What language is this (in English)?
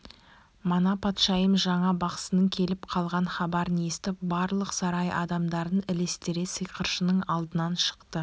Kazakh